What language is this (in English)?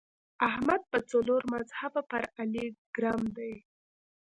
Pashto